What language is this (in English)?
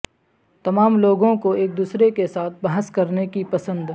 Urdu